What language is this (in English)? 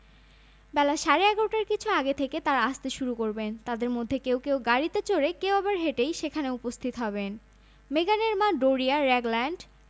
Bangla